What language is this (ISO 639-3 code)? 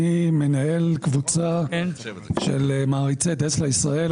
heb